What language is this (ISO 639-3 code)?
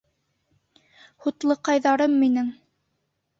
bak